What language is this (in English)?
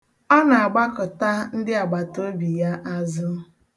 Igbo